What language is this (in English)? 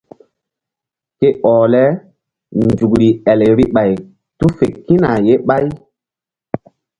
Mbum